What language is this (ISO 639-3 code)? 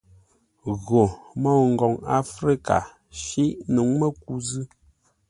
nla